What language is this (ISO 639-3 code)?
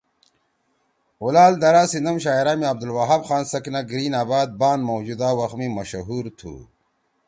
trw